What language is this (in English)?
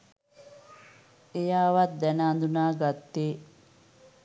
Sinhala